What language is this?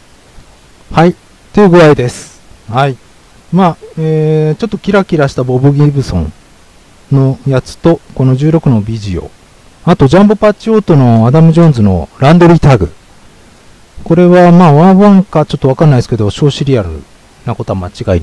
Japanese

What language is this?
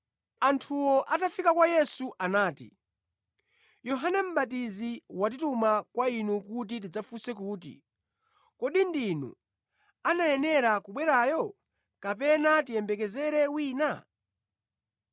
Nyanja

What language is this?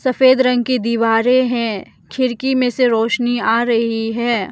Hindi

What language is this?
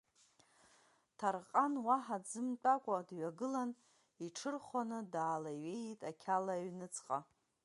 Abkhazian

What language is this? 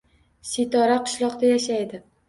Uzbek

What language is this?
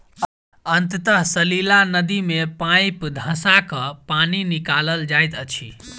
Maithili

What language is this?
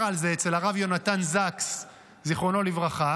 Hebrew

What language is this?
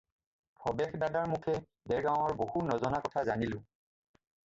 Assamese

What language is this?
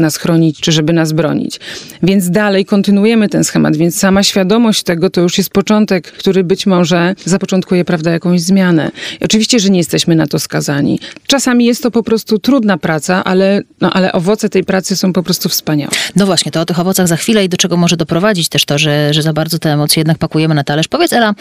Polish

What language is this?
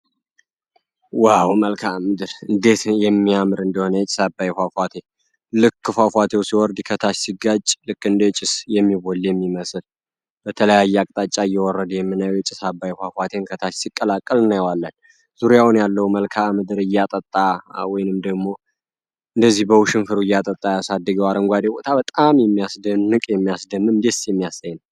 Amharic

